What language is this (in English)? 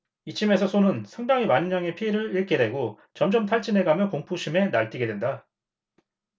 Korean